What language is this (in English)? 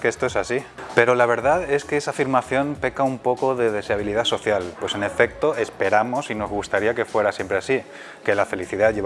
Spanish